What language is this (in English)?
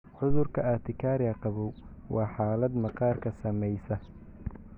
Somali